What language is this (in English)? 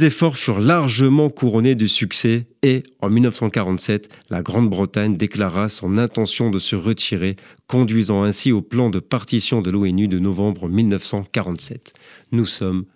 French